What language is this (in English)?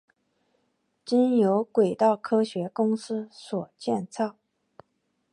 Chinese